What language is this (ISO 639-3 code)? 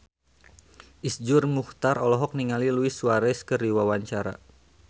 sun